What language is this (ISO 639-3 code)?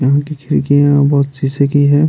hin